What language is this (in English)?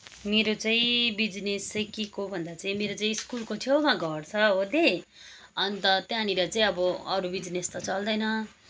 Nepali